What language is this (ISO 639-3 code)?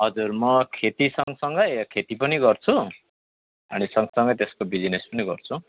nep